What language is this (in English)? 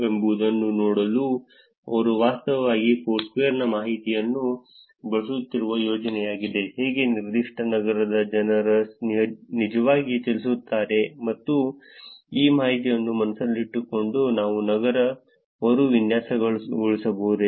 Kannada